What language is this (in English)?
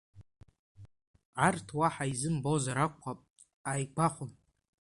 Abkhazian